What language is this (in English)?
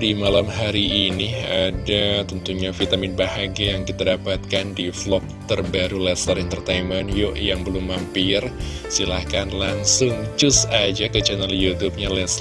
Indonesian